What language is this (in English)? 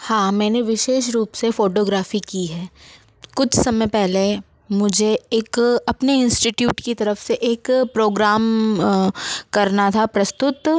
Hindi